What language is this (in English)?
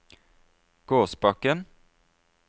Norwegian